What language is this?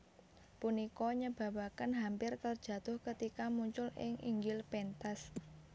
Javanese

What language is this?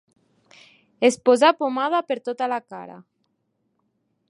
Catalan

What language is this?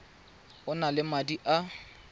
Tswana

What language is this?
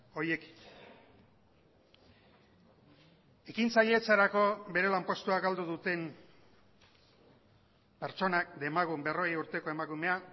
Basque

